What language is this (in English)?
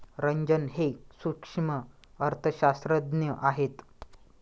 Marathi